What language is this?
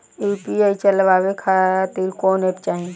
Bhojpuri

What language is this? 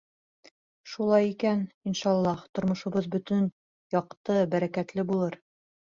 Bashkir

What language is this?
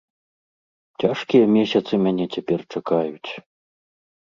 Belarusian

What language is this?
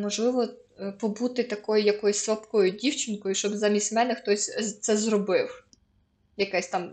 Ukrainian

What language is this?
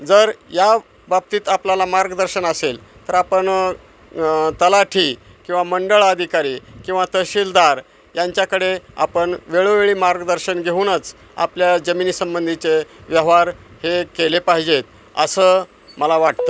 Marathi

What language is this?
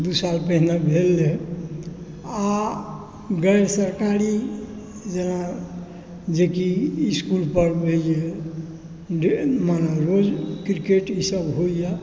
Maithili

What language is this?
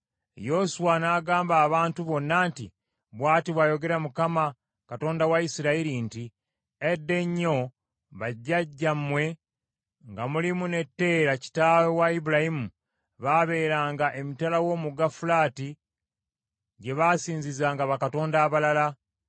Ganda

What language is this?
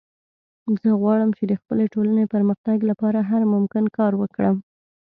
Pashto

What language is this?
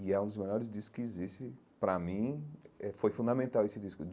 Portuguese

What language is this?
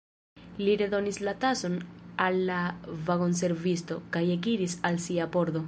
Esperanto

